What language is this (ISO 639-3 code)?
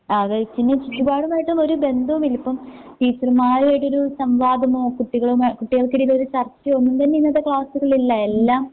mal